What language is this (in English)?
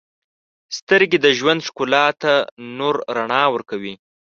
Pashto